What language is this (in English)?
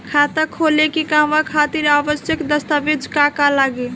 Bhojpuri